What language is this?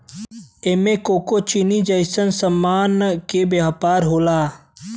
Bhojpuri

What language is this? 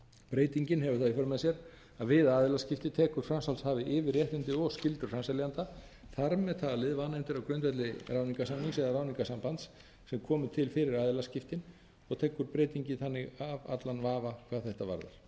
Icelandic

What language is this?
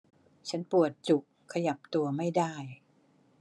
Thai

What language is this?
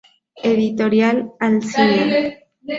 Spanish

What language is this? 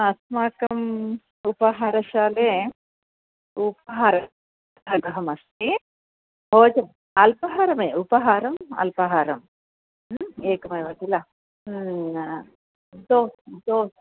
Sanskrit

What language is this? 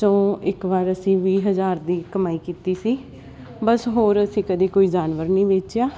Punjabi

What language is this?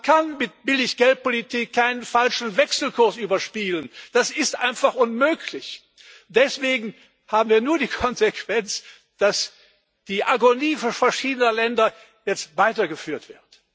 German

